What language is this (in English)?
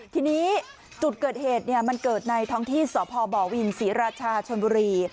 Thai